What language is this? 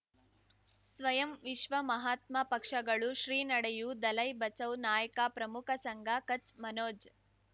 Kannada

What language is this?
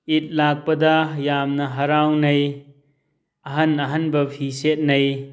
Manipuri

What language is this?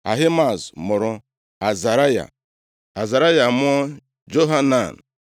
Igbo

